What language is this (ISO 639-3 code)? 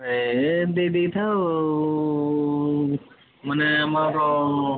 ori